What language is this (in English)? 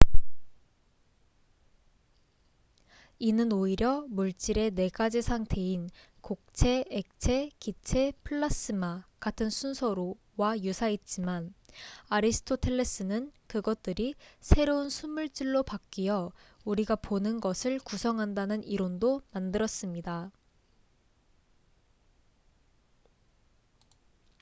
Korean